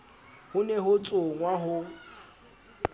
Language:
Southern Sotho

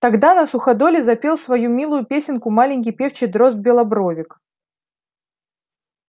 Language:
Russian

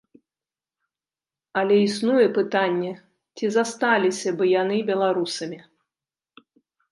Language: Belarusian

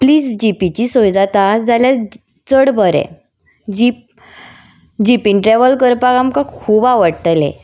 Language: Konkani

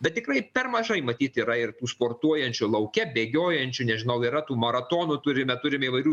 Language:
Lithuanian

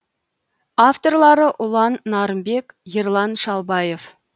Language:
Kazakh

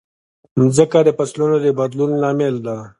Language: Pashto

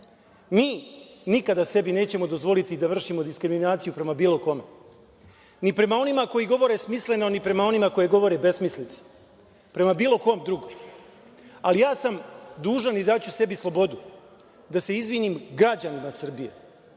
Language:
Serbian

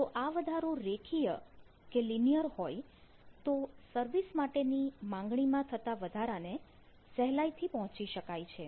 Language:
Gujarati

